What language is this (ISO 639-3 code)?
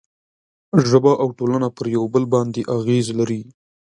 pus